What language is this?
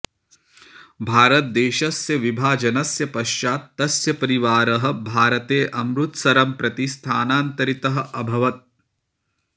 Sanskrit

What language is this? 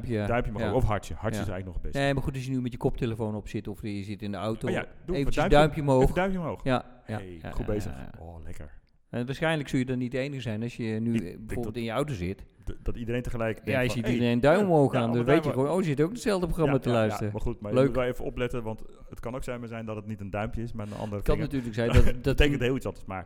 Dutch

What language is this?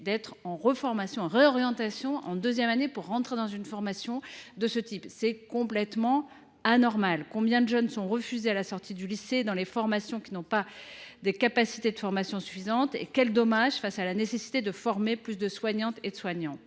French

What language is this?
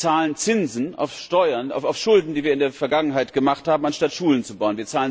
German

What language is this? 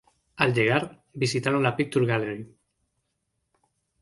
Spanish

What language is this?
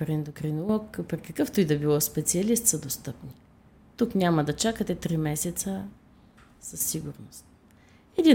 Bulgarian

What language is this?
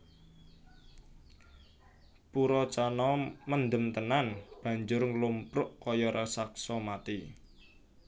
Javanese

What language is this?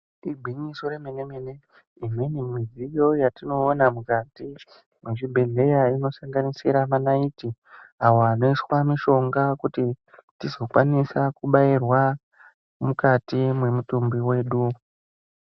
Ndau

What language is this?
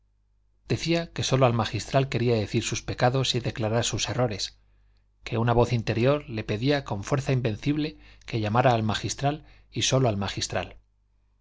Spanish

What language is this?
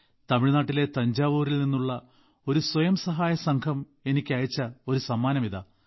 Malayalam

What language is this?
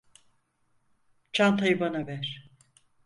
Turkish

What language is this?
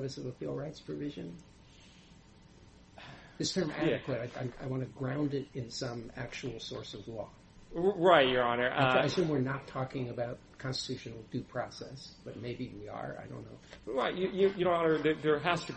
English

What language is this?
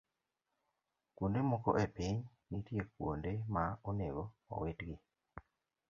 Luo (Kenya and Tanzania)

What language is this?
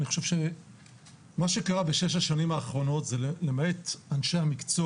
Hebrew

